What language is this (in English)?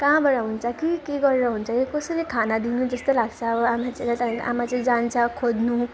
Nepali